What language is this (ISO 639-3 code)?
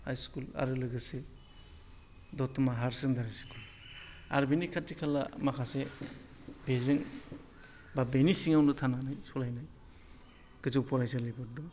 brx